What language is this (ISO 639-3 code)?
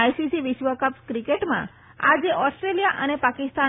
guj